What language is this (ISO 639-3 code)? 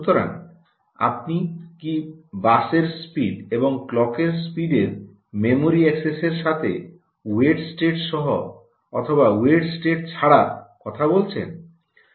ben